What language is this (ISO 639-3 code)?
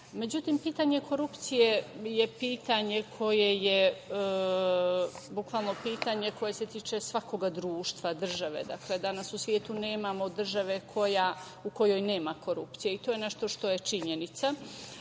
srp